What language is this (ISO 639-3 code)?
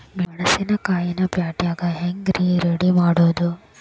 kan